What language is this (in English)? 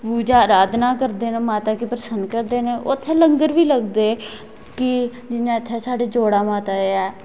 Dogri